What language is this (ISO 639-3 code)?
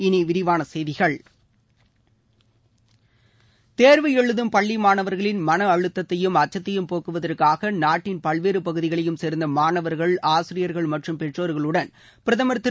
tam